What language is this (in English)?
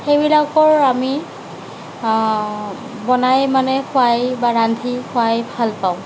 Assamese